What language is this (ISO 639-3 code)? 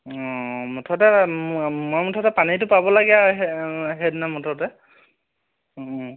asm